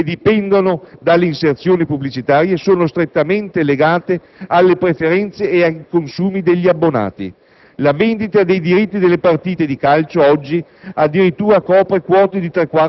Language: Italian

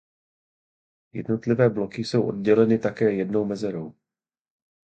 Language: Czech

